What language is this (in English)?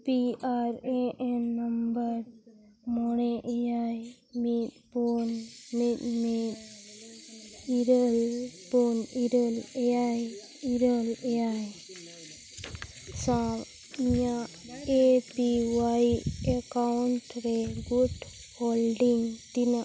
Santali